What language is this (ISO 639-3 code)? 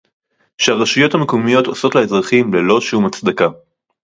heb